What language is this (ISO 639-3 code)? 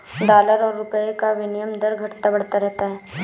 hin